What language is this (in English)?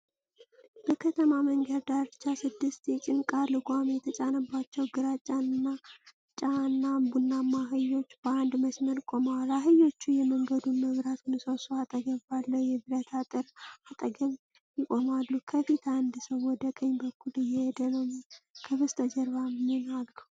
Amharic